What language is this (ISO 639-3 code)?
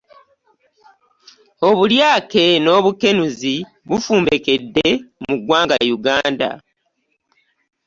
lug